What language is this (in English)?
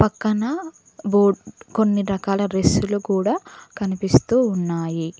Telugu